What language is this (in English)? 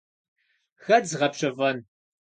Kabardian